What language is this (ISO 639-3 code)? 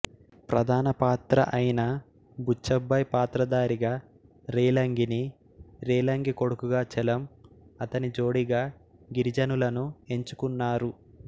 tel